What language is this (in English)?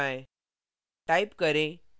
Hindi